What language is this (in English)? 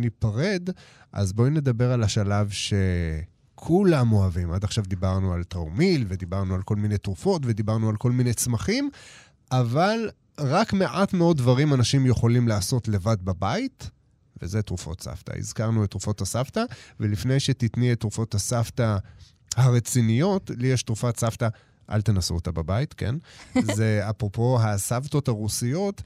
Hebrew